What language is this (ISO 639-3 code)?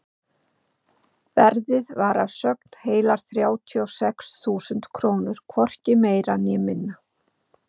isl